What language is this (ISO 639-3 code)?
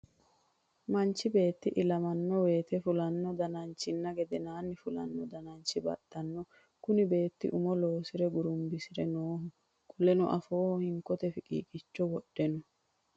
sid